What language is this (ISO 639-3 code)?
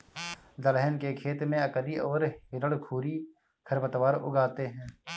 hin